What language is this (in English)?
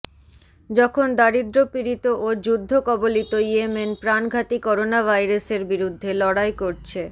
Bangla